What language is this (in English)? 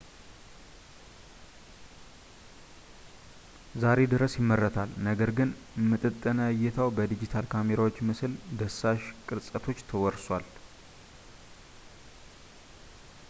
Amharic